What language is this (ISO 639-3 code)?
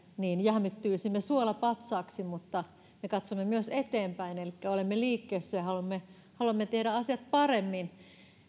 fin